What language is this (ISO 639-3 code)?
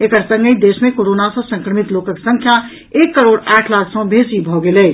mai